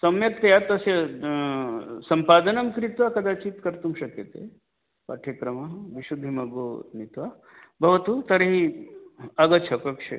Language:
Sanskrit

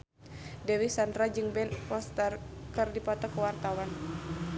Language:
Sundanese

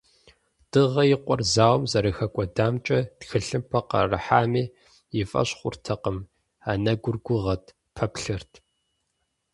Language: Kabardian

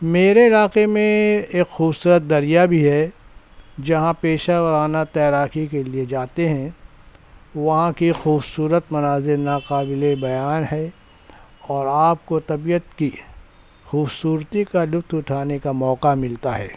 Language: Urdu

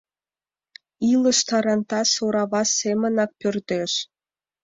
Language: Mari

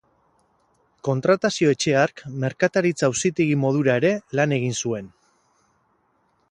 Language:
Basque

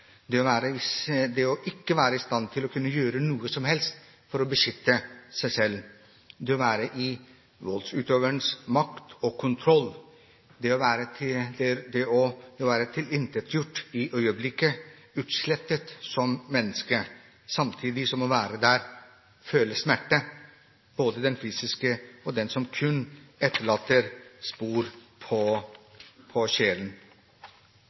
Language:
Norwegian Bokmål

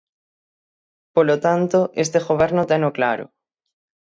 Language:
Galician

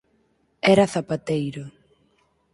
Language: Galician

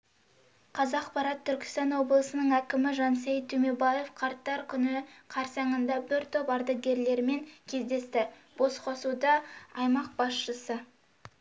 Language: Kazakh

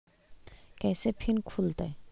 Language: Magahi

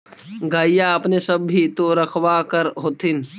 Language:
Magahi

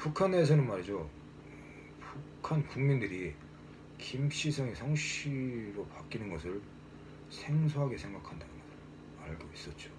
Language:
Korean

